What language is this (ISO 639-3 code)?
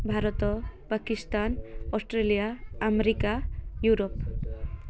ori